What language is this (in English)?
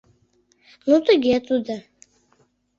Mari